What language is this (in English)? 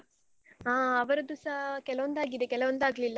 Kannada